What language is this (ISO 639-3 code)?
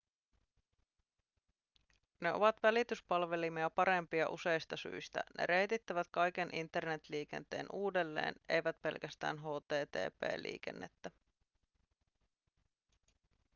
fin